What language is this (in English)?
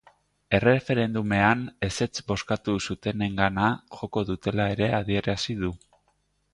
Basque